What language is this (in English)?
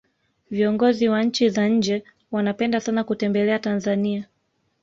Swahili